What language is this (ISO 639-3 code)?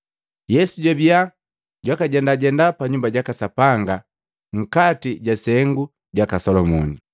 mgv